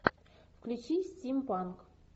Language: Russian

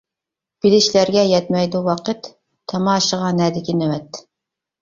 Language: Uyghur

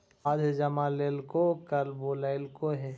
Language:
Magahi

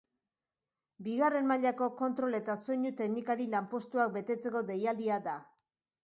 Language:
Basque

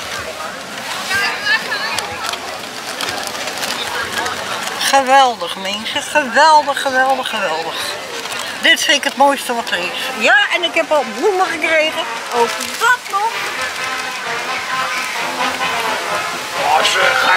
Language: Dutch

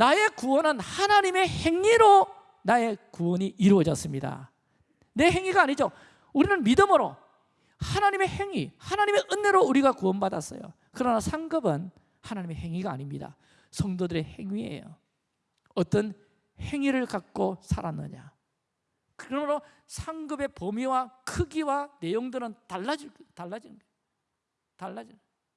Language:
Korean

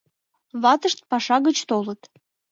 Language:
Mari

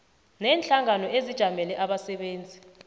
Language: South Ndebele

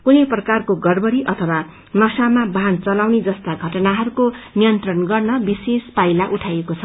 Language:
Nepali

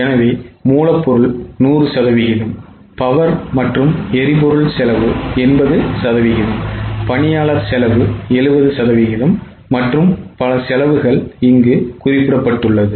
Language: Tamil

